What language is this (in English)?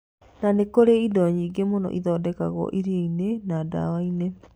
Kikuyu